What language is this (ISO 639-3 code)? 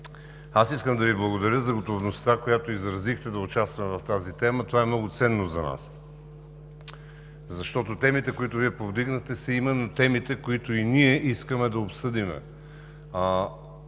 bul